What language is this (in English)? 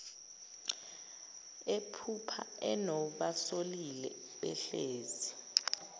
Zulu